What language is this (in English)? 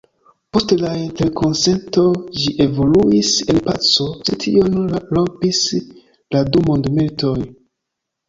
Esperanto